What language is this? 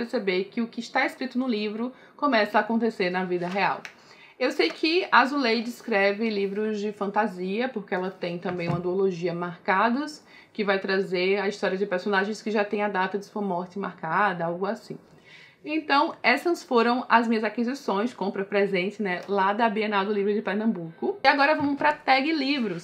Portuguese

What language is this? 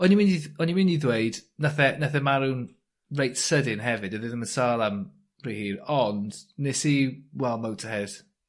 Welsh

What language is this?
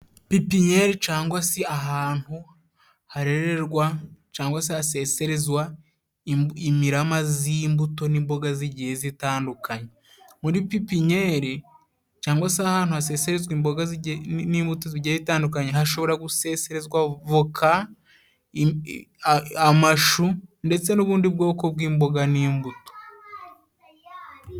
Kinyarwanda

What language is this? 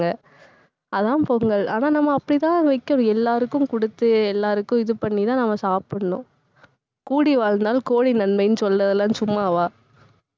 Tamil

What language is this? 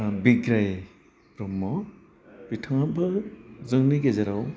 Bodo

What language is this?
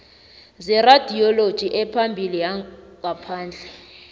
South Ndebele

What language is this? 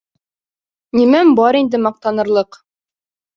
Bashkir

